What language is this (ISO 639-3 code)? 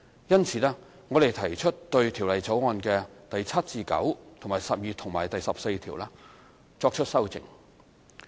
yue